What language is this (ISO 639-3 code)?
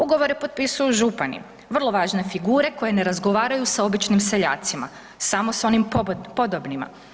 hrv